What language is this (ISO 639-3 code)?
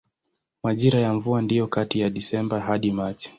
swa